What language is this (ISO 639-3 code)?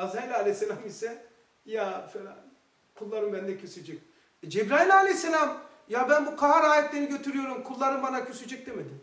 tur